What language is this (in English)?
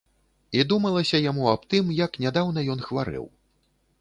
Belarusian